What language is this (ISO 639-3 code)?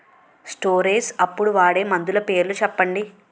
tel